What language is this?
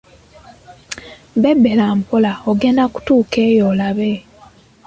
Ganda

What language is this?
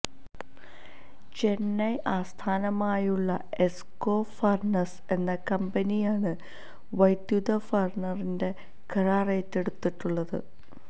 Malayalam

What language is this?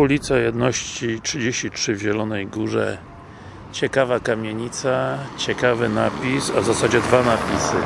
Polish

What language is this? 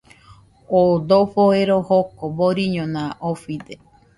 Nüpode Huitoto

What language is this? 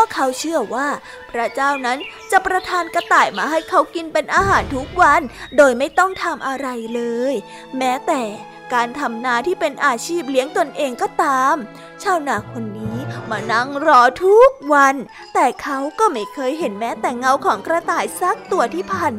Thai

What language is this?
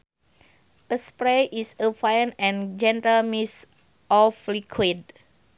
Sundanese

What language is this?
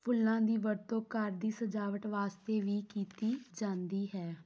Punjabi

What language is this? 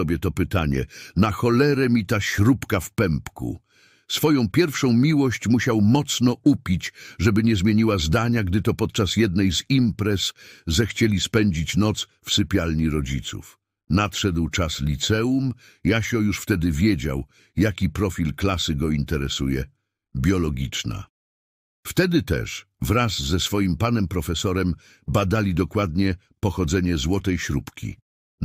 Polish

